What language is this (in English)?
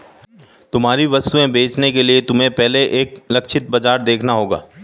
Hindi